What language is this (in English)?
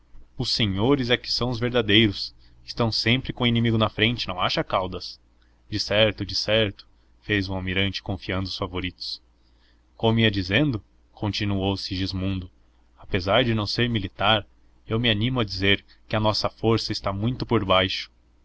Portuguese